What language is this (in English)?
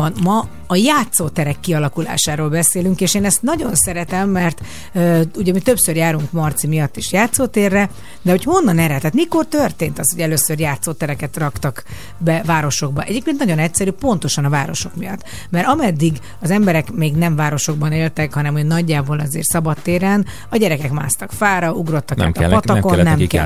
Hungarian